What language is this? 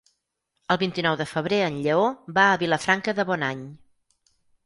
Catalan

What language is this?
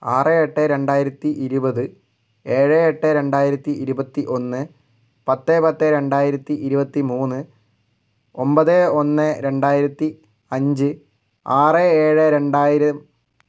Malayalam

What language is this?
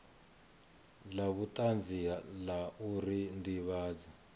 Venda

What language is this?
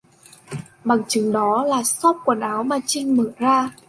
Vietnamese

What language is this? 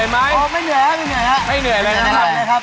Thai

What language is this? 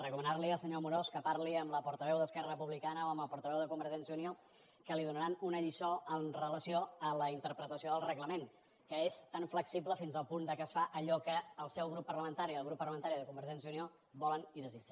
Catalan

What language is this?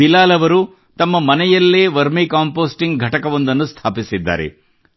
Kannada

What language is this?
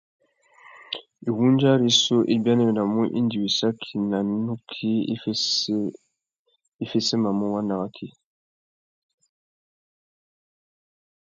Tuki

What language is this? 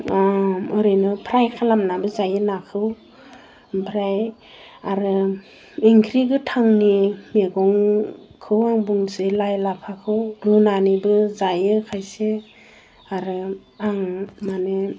Bodo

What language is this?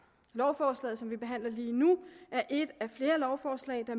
Danish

